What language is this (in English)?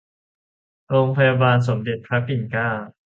Thai